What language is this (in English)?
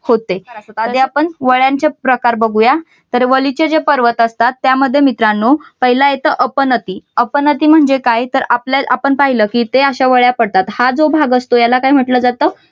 Marathi